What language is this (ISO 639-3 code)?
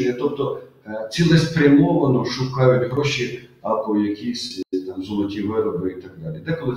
ukr